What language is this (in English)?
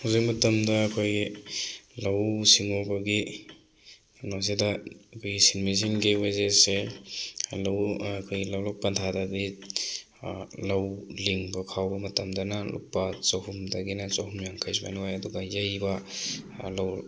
Manipuri